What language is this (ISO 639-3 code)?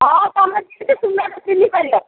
ori